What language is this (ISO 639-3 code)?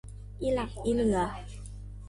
tha